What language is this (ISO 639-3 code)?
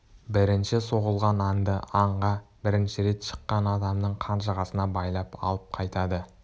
kaz